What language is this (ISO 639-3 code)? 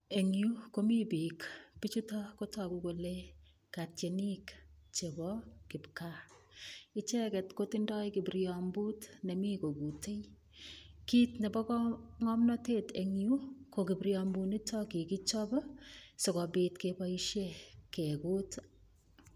kln